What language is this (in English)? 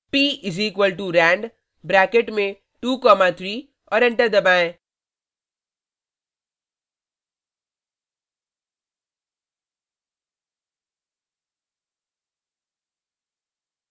Hindi